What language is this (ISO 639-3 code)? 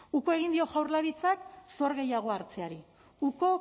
eus